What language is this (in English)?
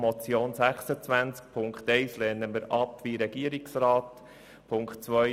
Swiss German